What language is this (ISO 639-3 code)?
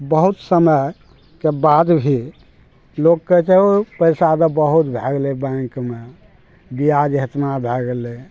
mai